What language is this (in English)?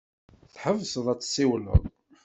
Kabyle